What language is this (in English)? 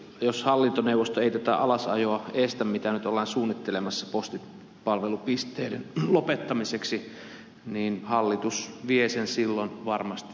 Finnish